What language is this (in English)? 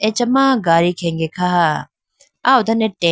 Idu-Mishmi